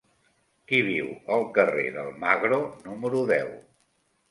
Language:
Catalan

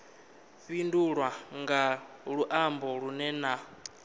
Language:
Venda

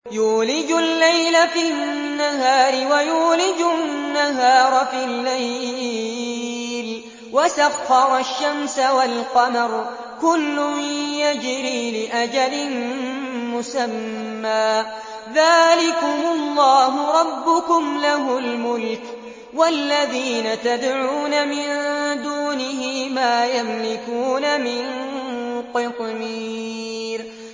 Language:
Arabic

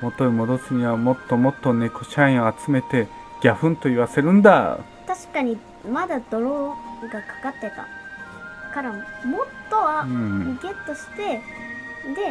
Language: Japanese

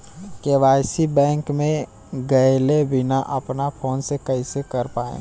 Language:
Bhojpuri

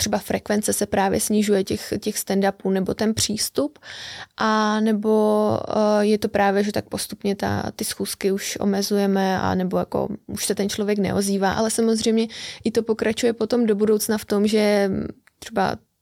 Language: Czech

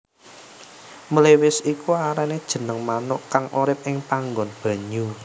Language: Javanese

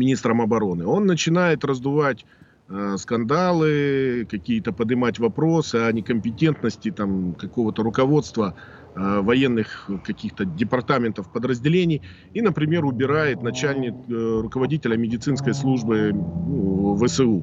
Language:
Russian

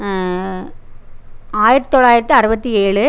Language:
Tamil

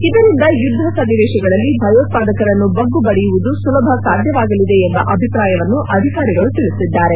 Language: Kannada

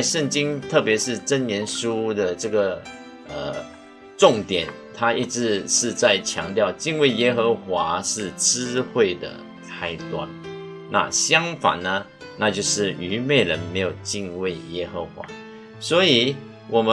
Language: Chinese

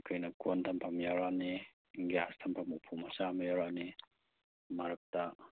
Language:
Manipuri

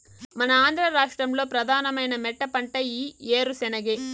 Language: Telugu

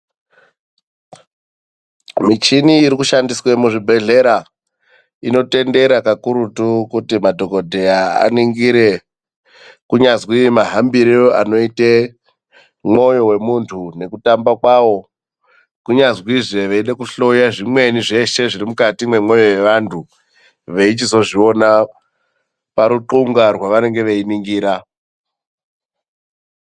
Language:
Ndau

